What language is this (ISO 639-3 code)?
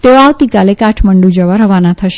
guj